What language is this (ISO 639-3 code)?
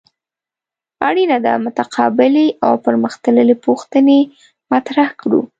pus